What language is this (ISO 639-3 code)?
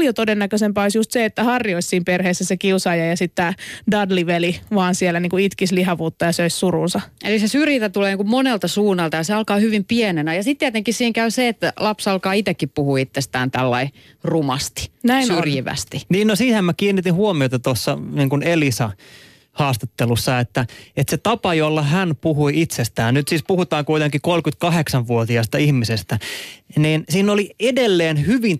fin